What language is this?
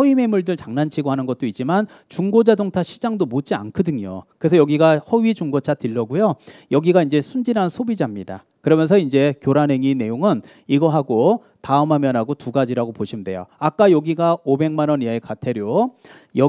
Korean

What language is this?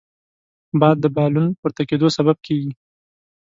Pashto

